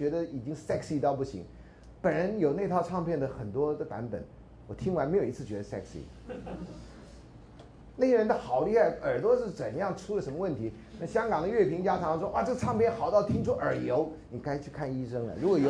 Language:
Chinese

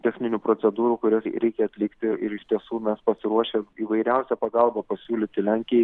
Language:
Lithuanian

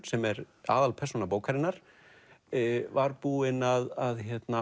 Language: Icelandic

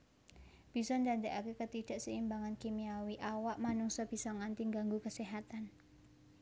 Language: Javanese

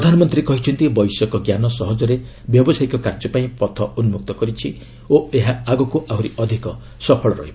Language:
Odia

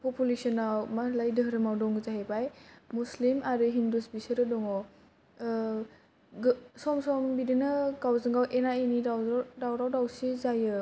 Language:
Bodo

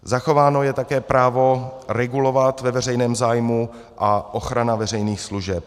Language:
Czech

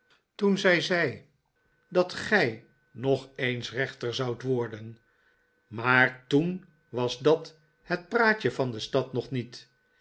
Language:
Dutch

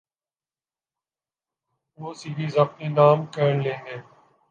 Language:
Urdu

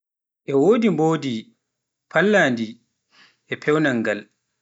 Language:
Pular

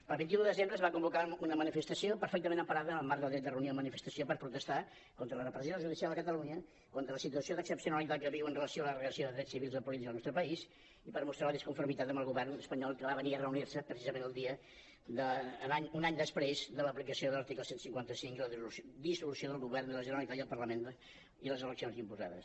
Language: Catalan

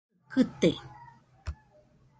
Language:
Nüpode Huitoto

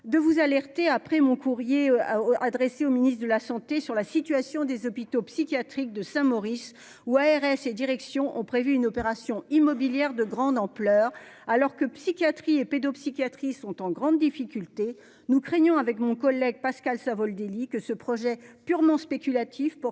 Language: French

